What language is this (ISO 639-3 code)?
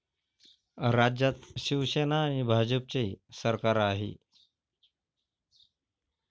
mar